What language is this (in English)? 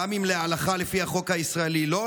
Hebrew